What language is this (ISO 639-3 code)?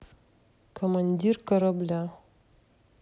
rus